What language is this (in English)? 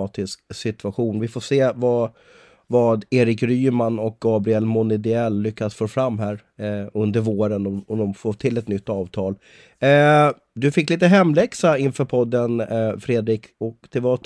Swedish